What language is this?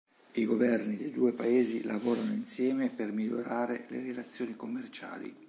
Italian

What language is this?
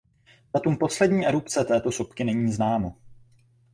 Czech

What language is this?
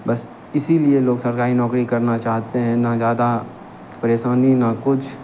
Hindi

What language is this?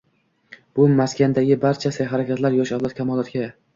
Uzbek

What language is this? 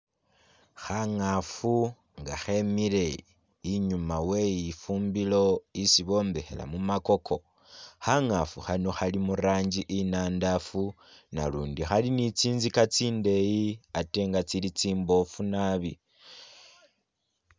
Masaaba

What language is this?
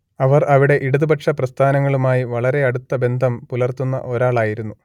Malayalam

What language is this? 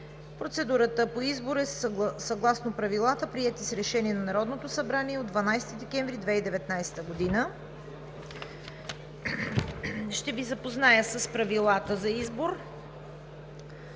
Bulgarian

